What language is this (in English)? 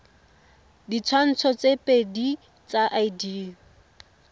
Tswana